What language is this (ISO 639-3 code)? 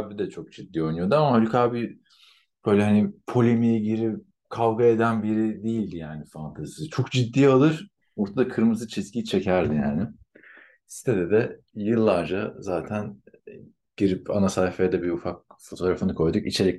tur